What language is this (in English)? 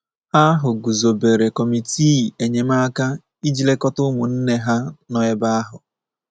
Igbo